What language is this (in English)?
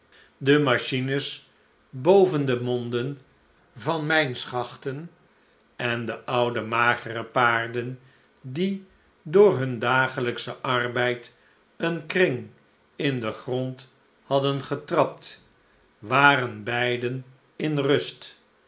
Dutch